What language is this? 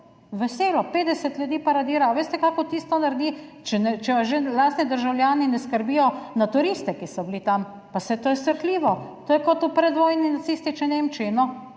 Slovenian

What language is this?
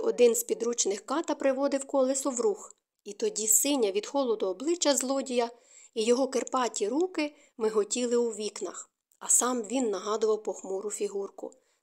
Ukrainian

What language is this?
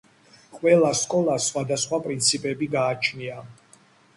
Georgian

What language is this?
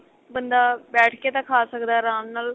Punjabi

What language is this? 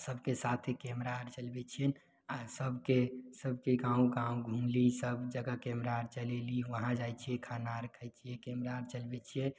Maithili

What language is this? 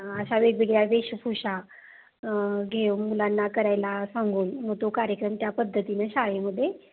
Marathi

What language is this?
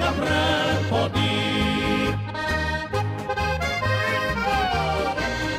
Romanian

